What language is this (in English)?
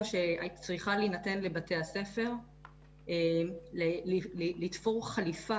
Hebrew